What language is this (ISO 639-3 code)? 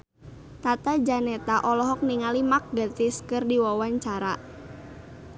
sun